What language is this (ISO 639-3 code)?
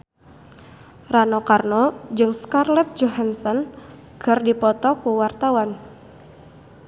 sun